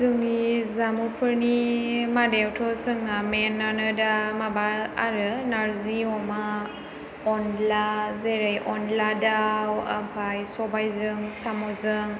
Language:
Bodo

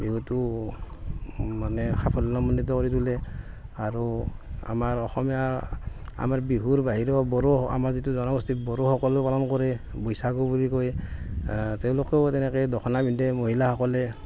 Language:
Assamese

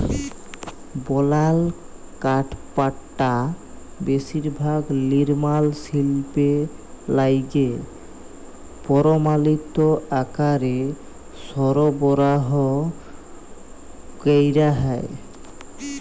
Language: Bangla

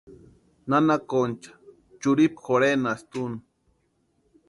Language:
Western Highland Purepecha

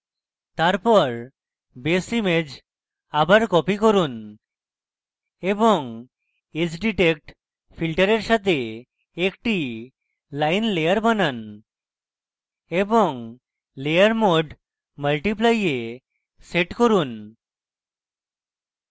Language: Bangla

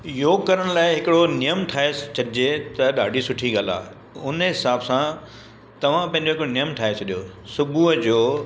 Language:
Sindhi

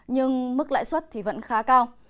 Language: Vietnamese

